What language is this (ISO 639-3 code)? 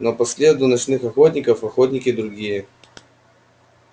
rus